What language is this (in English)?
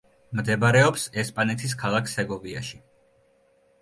Georgian